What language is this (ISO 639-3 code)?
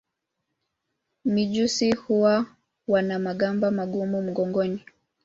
swa